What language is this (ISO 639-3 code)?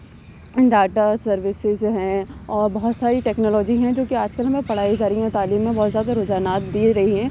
urd